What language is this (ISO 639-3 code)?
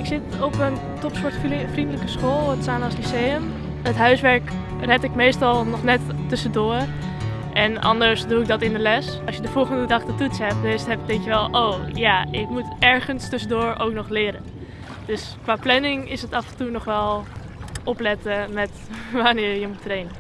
nld